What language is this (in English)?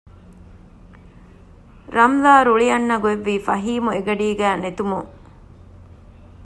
Divehi